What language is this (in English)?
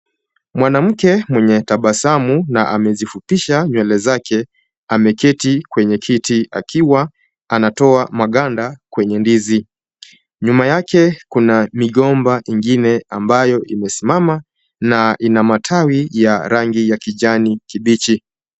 Swahili